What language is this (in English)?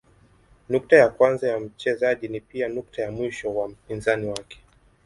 Swahili